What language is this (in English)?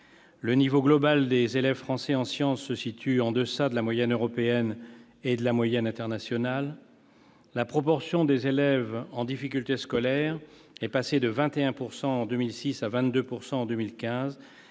French